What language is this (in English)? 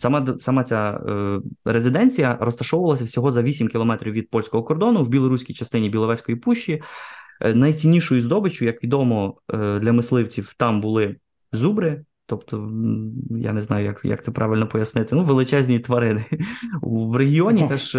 Ukrainian